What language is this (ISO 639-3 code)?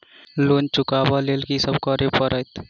mai